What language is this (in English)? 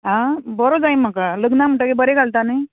Konkani